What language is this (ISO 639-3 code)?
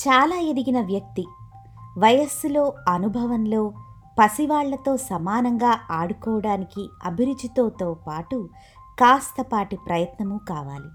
tel